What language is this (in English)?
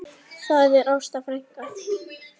Icelandic